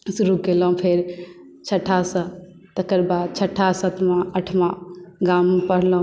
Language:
Maithili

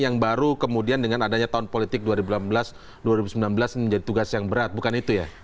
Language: Indonesian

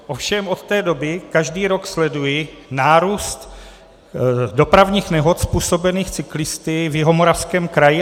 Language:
Czech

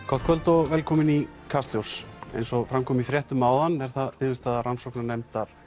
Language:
Icelandic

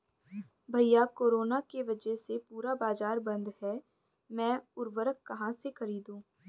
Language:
Hindi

